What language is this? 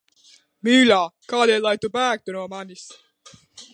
Latvian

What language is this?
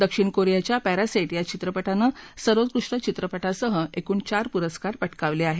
Marathi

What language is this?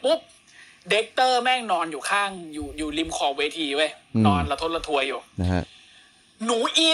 Thai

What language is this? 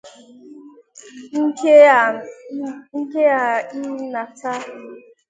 Igbo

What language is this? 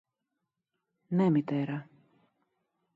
Greek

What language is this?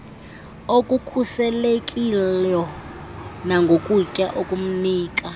Xhosa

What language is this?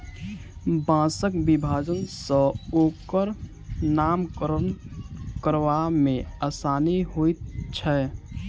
Maithili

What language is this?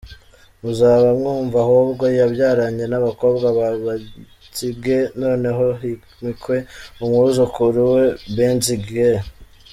Kinyarwanda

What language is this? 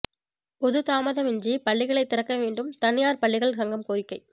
Tamil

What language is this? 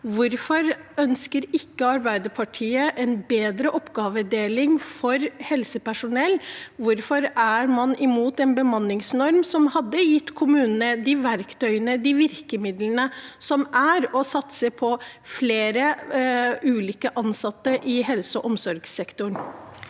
Norwegian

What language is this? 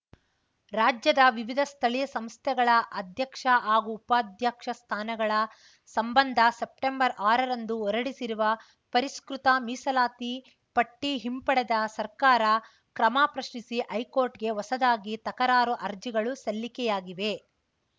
Kannada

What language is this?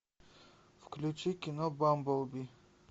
Russian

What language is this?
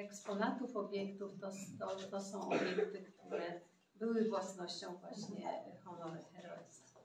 Polish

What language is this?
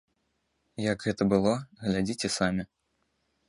Belarusian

